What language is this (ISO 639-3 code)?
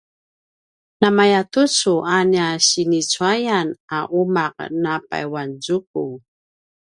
pwn